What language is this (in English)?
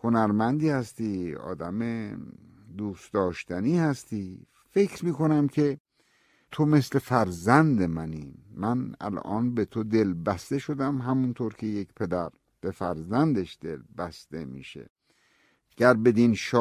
Persian